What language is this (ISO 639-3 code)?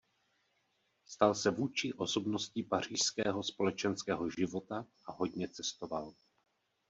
ces